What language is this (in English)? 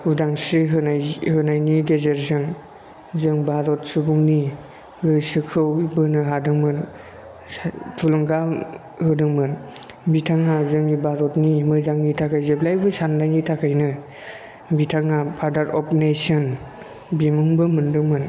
Bodo